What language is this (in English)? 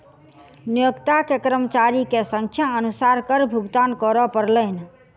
Maithili